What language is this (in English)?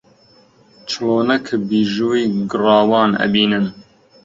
Central Kurdish